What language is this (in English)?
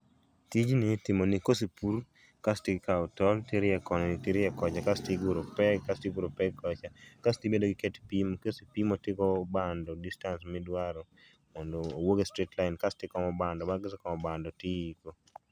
Luo (Kenya and Tanzania)